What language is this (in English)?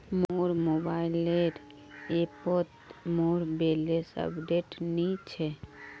Magahi